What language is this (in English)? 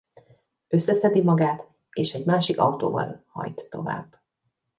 Hungarian